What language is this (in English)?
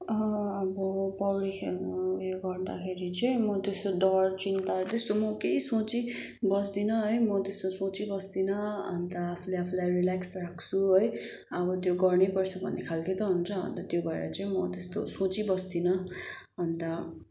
Nepali